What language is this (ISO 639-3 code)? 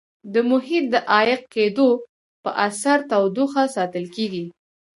pus